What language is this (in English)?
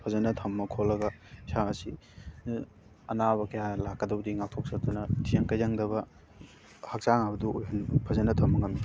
Manipuri